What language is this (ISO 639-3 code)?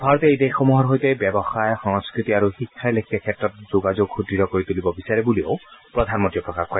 asm